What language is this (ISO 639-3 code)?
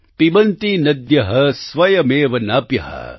guj